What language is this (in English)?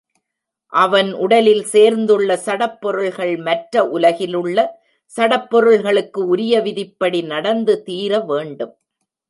Tamil